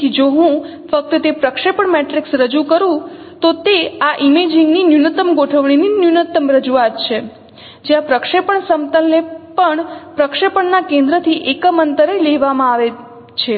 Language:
Gujarati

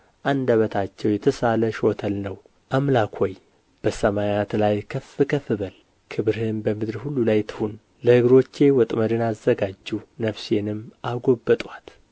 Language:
Amharic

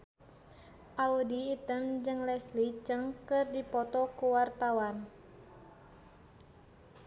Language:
Sundanese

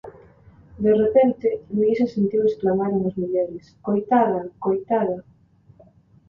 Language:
Galician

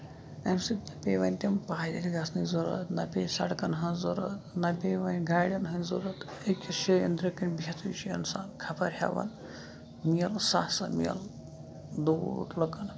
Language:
Kashmiri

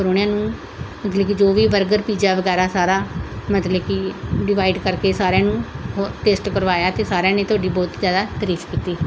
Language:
Punjabi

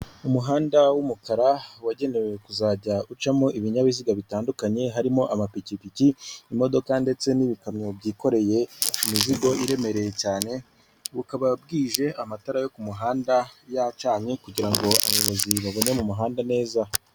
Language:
Kinyarwanda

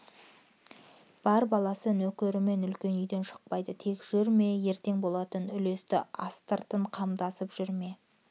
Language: Kazakh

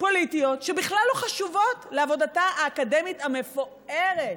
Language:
Hebrew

